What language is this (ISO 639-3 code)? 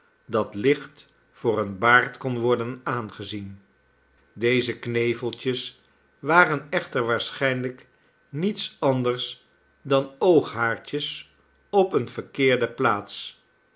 nld